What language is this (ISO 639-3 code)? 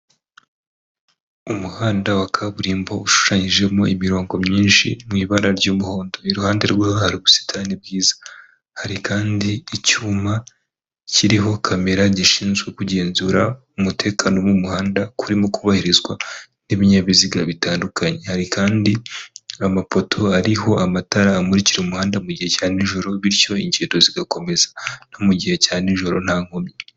kin